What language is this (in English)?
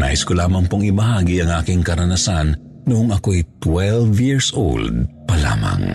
Filipino